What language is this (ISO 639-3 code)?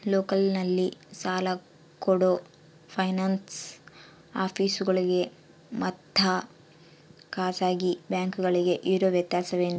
kan